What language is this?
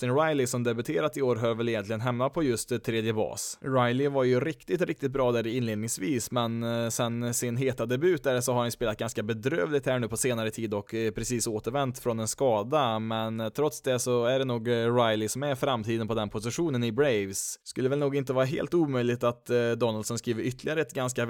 Swedish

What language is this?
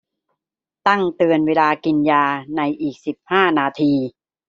Thai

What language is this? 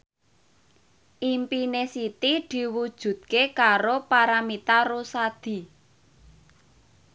Javanese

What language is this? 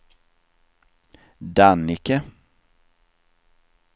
Swedish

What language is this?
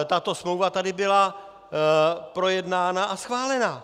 Czech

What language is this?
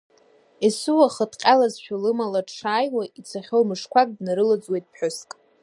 Abkhazian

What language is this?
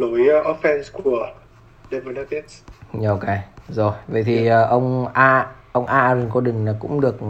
Vietnamese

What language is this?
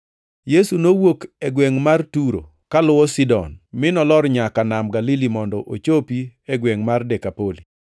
Luo (Kenya and Tanzania)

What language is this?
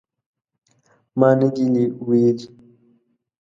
Pashto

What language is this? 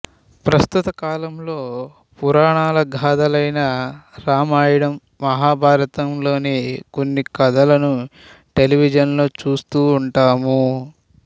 Telugu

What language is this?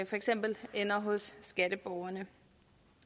Danish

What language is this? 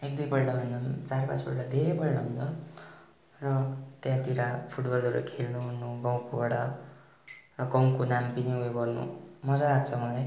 Nepali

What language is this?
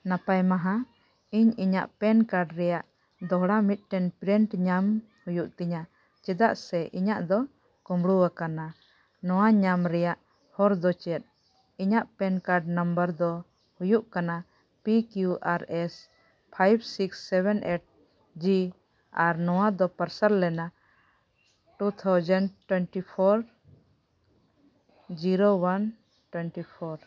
Santali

